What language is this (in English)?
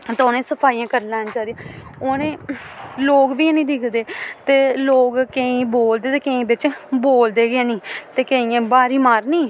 Dogri